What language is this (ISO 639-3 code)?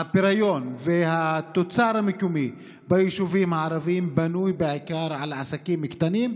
heb